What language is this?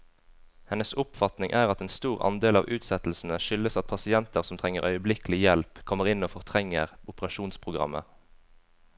Norwegian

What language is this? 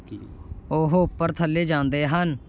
Punjabi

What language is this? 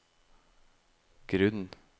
Norwegian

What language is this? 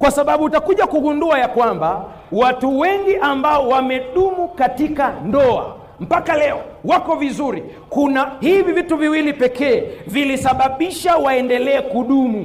Swahili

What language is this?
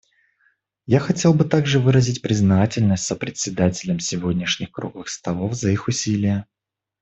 Russian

